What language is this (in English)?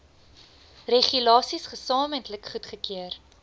Afrikaans